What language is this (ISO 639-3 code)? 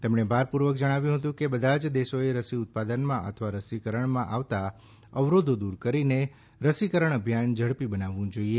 guj